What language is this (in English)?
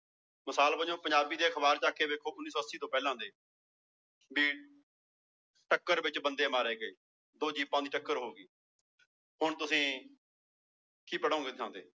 Punjabi